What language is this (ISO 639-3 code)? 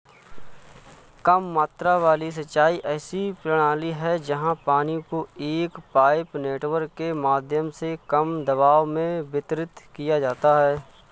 hin